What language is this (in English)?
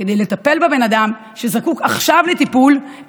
Hebrew